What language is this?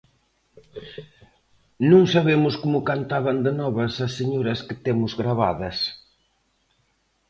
Galician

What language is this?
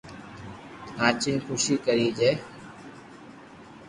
Loarki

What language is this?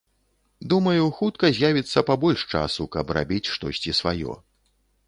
Belarusian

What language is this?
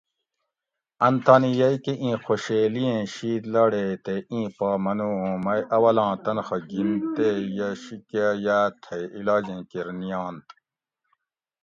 Gawri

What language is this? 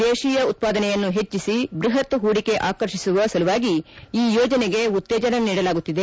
Kannada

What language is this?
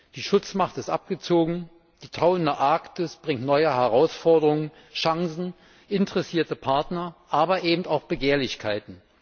German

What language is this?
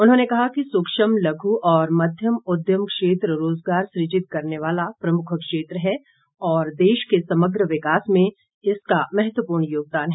Hindi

